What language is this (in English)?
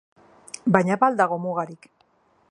Basque